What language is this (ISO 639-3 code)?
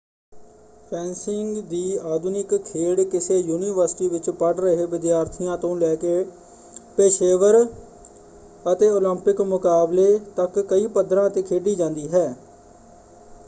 pan